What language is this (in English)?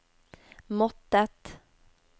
Norwegian